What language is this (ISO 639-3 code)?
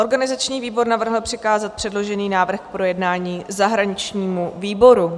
ces